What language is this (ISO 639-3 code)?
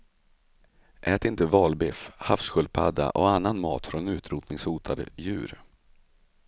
swe